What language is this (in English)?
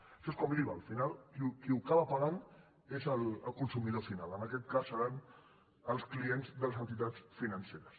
Catalan